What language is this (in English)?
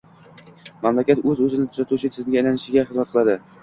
Uzbek